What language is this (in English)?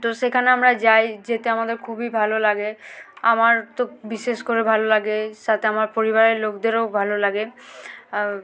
Bangla